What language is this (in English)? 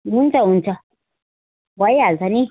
Nepali